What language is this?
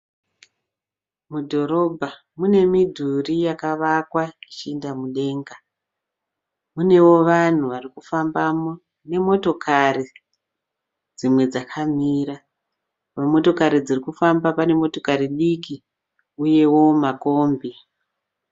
Shona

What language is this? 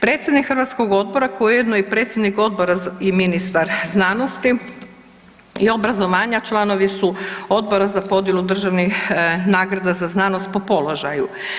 Croatian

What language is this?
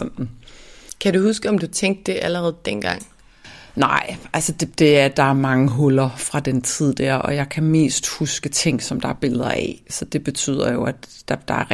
Danish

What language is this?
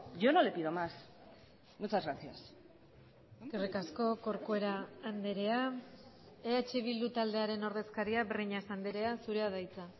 Basque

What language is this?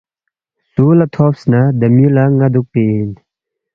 Balti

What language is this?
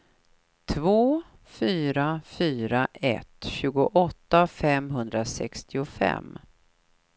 Swedish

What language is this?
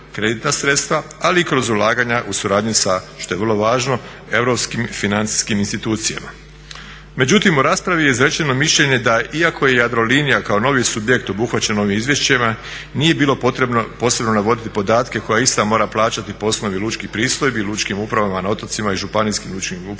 Croatian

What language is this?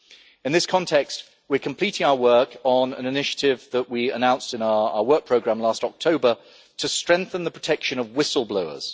English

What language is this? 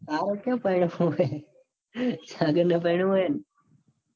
Gujarati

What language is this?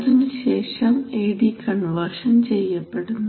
Malayalam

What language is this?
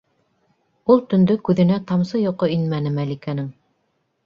Bashkir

